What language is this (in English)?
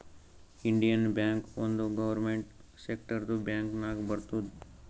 Kannada